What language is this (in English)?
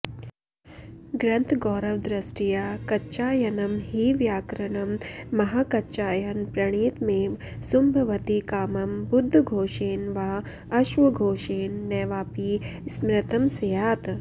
Sanskrit